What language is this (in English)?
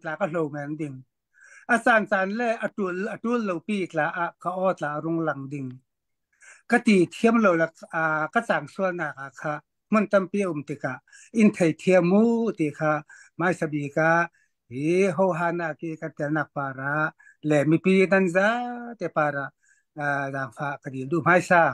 Thai